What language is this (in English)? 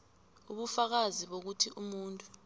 South Ndebele